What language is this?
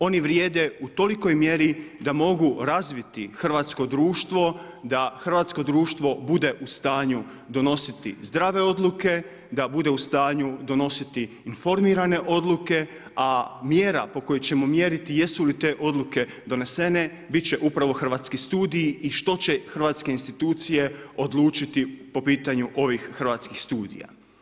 Croatian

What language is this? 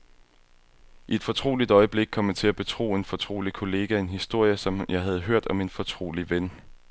Danish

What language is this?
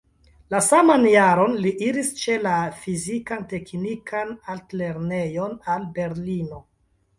Esperanto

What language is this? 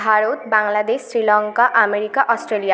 Bangla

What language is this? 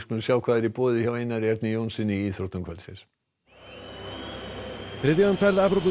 Icelandic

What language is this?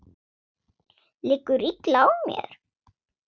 Icelandic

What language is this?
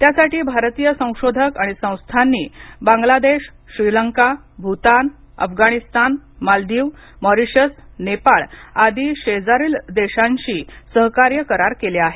Marathi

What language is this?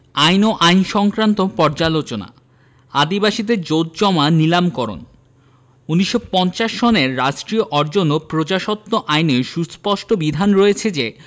Bangla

